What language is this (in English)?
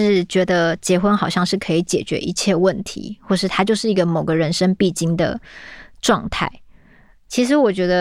Chinese